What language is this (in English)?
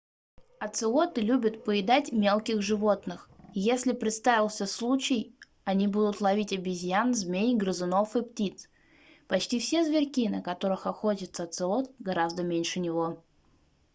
Russian